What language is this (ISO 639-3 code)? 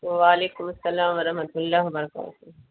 urd